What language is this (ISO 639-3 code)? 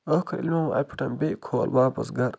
kas